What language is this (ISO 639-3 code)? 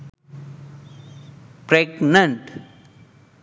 sin